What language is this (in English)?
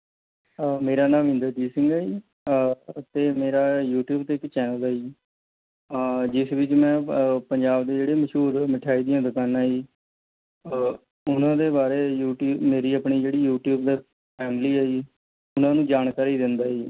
Punjabi